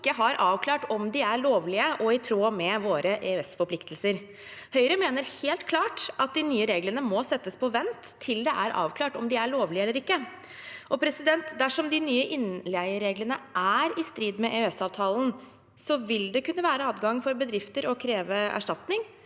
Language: Norwegian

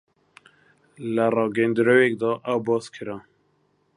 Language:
Central Kurdish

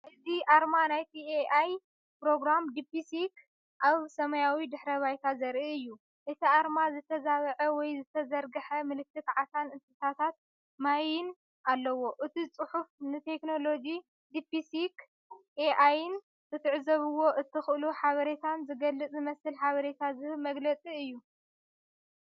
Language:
Tigrinya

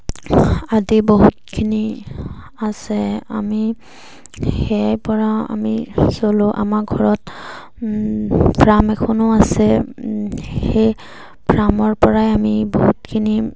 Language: Assamese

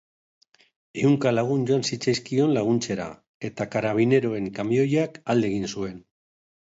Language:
Basque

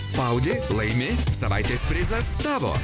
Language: Lithuanian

